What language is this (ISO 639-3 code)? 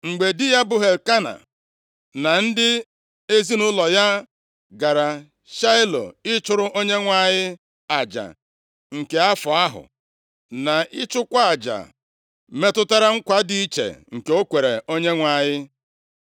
ibo